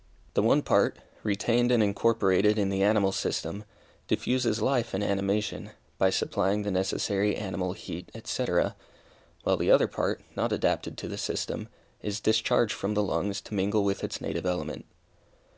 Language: English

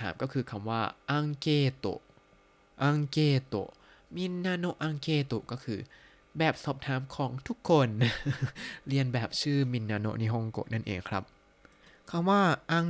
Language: Thai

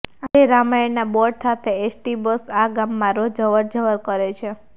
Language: Gujarati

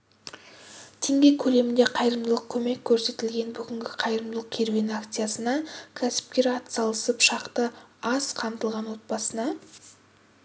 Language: Kazakh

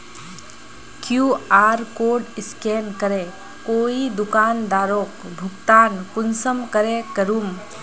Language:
Magahi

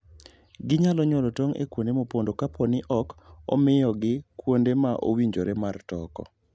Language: Luo (Kenya and Tanzania)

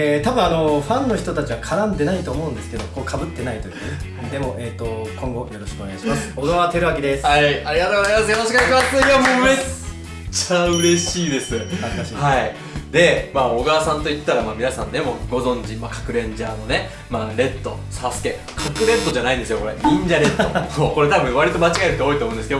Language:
Japanese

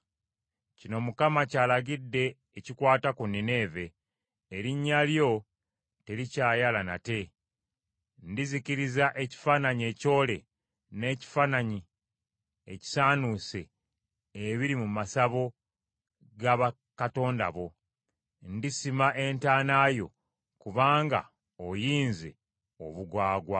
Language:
Ganda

